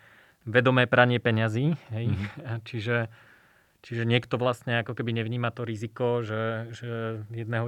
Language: Slovak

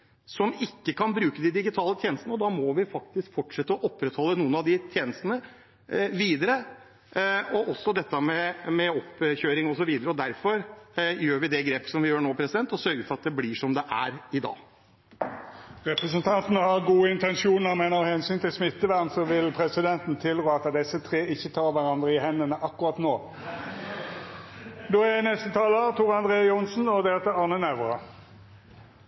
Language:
Norwegian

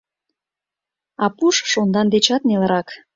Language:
Mari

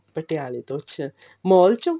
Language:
Punjabi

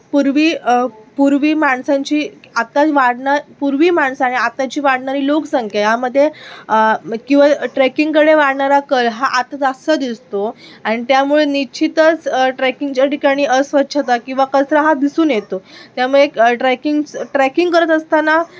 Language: Marathi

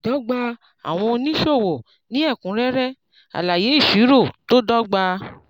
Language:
Yoruba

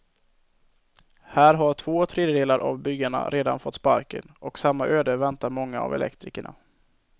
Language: Swedish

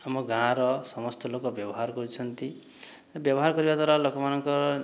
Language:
Odia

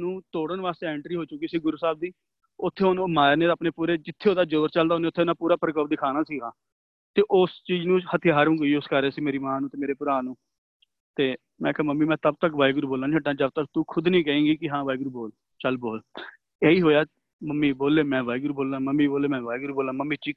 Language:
Punjabi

